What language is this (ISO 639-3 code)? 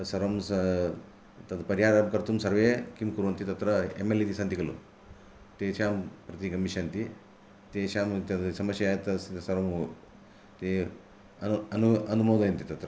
san